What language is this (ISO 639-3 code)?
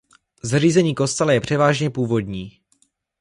ces